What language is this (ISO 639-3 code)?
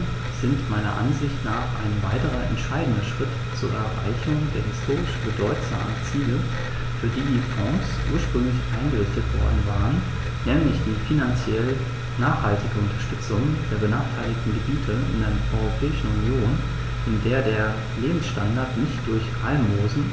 deu